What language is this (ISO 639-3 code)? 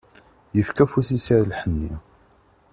kab